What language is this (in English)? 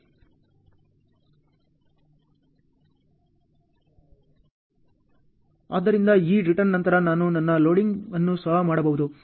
Kannada